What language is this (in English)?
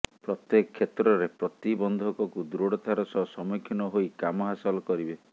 Odia